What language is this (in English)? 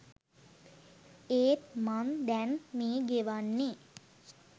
Sinhala